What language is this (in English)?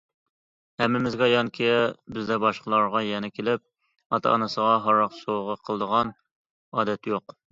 Uyghur